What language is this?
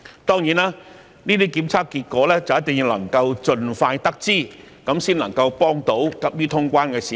Cantonese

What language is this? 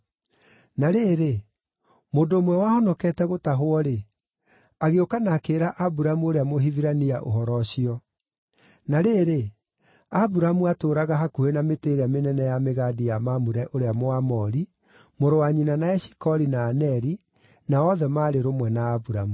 Kikuyu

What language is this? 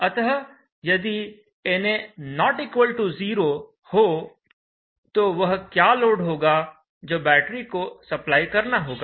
Hindi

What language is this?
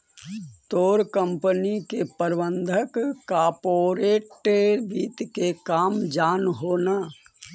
Magahi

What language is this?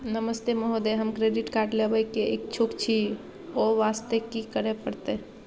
Maithili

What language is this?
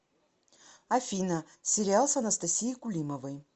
Russian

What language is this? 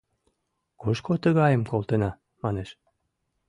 Mari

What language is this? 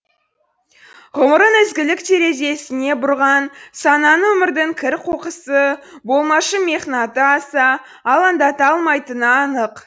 Kazakh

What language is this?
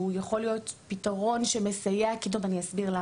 Hebrew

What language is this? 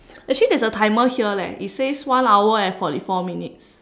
English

